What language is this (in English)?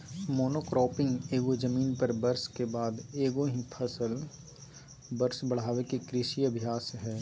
Magahi